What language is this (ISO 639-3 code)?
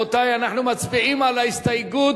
heb